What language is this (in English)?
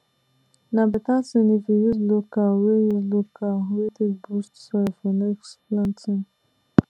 Nigerian Pidgin